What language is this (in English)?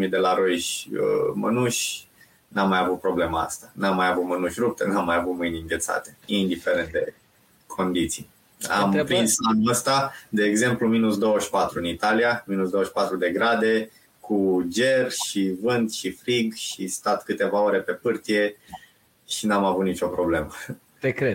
Romanian